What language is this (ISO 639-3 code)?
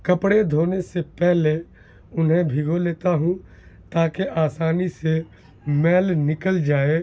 urd